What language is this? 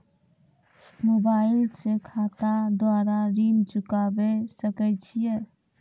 Maithili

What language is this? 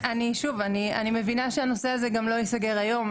Hebrew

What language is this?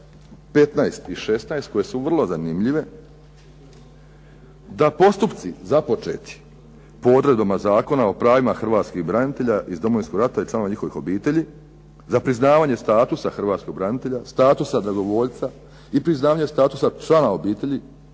Croatian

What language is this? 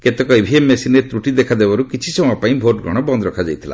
Odia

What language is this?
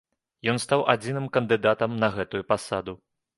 Belarusian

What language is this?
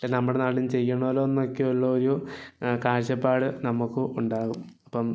Malayalam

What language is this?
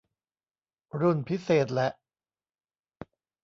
Thai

